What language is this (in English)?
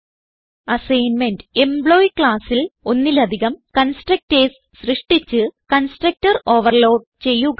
Malayalam